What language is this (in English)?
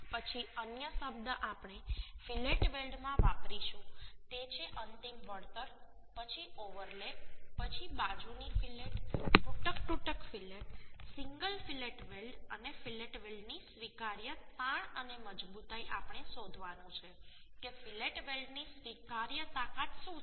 Gujarati